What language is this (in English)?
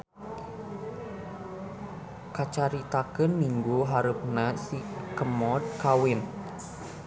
Sundanese